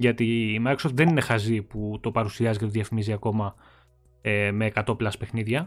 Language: Greek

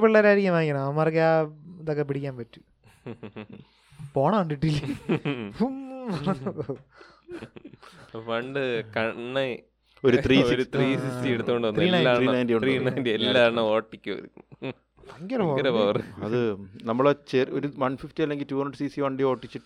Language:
Malayalam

